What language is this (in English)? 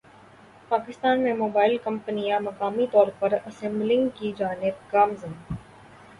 Urdu